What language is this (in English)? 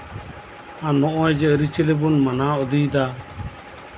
Santali